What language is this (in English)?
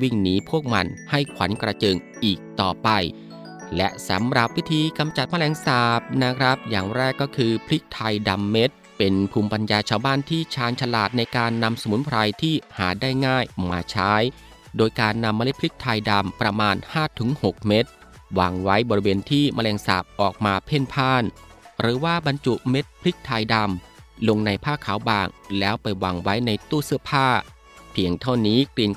Thai